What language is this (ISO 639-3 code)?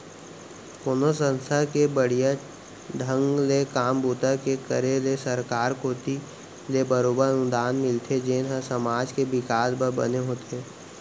hne